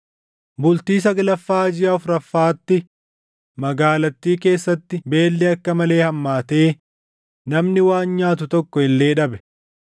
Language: Oromo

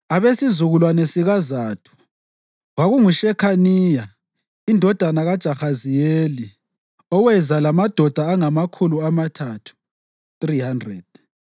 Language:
North Ndebele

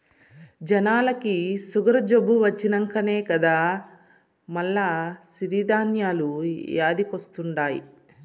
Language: Telugu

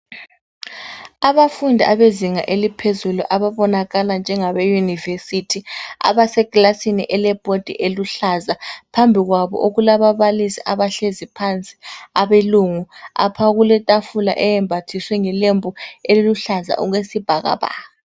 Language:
North Ndebele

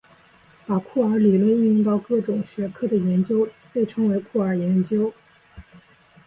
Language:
Chinese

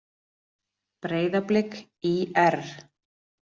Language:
Icelandic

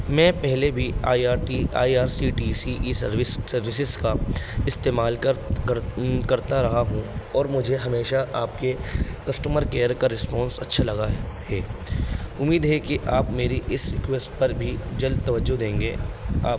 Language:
Urdu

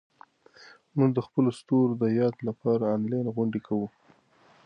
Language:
Pashto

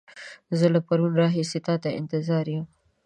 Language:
Pashto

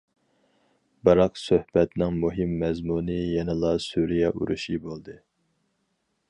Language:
Uyghur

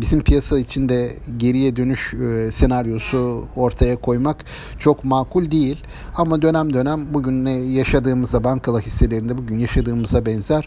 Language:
Turkish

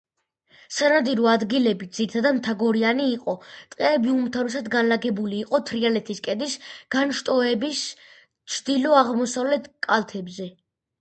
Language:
Georgian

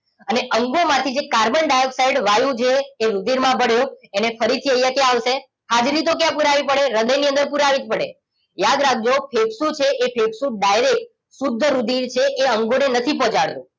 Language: Gujarati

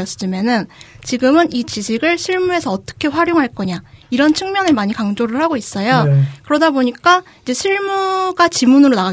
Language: Korean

